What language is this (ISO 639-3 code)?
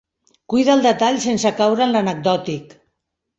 cat